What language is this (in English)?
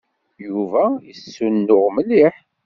Kabyle